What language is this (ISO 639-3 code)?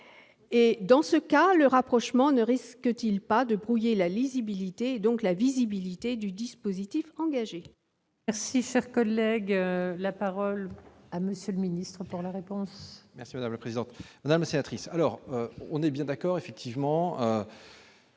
fra